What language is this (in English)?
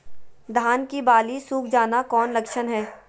Magahi